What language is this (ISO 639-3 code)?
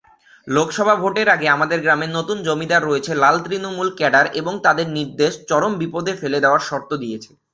ben